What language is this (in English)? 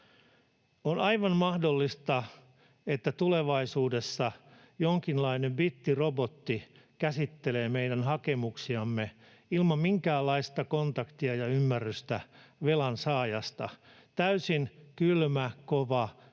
Finnish